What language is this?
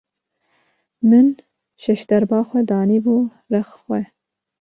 Kurdish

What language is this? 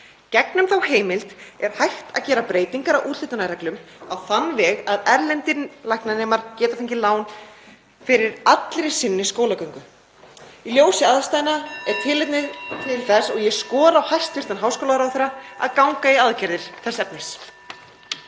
Icelandic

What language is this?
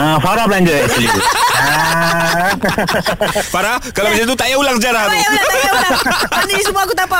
Malay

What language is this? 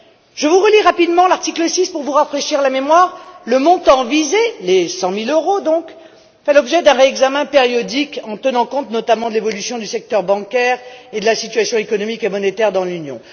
French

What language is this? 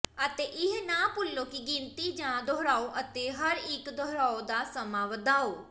Punjabi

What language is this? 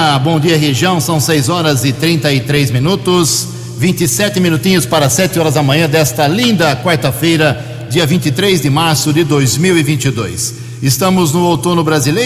Portuguese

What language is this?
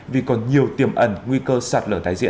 Vietnamese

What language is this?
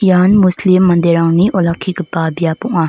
Garo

